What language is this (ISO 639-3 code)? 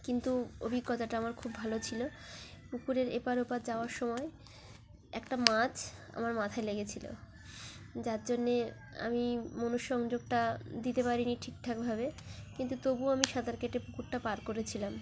ben